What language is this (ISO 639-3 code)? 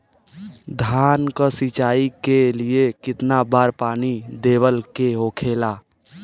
bho